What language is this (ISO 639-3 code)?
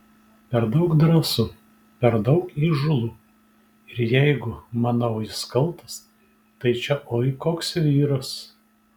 lit